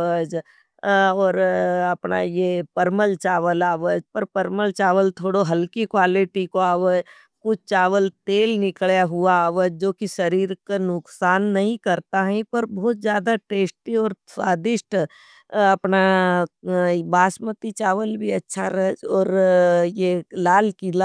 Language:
Nimadi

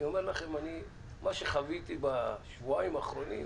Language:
Hebrew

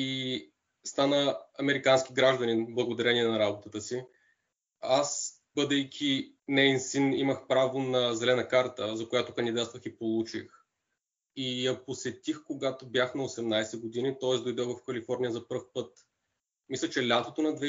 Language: Bulgarian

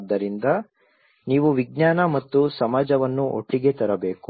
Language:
Kannada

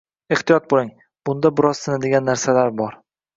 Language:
Uzbek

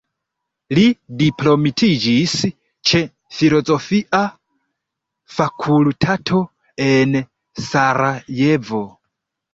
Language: Esperanto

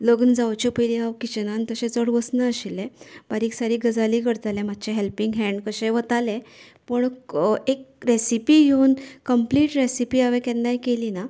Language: Konkani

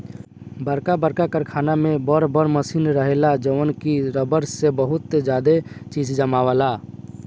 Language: Bhojpuri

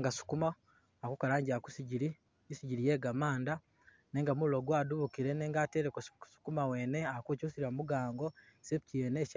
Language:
Masaaba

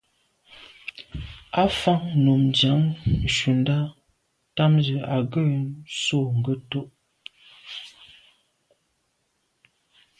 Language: Medumba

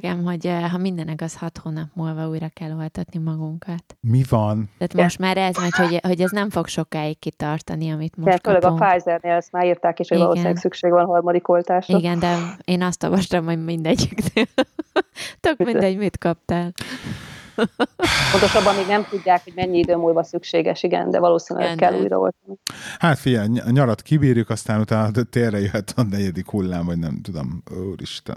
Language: Hungarian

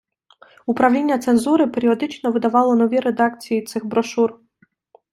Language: Ukrainian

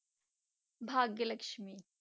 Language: Punjabi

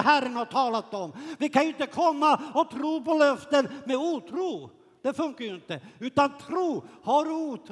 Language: Swedish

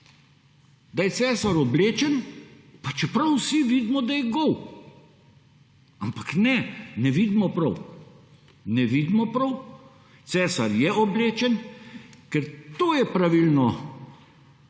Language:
Slovenian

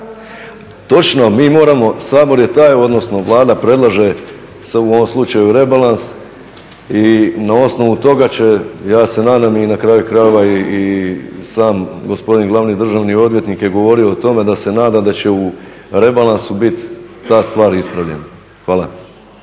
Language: Croatian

